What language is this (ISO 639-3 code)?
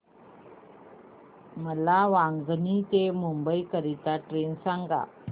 mar